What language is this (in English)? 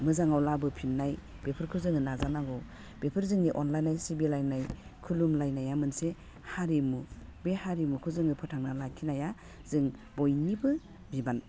Bodo